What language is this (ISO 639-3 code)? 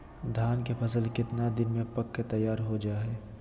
mag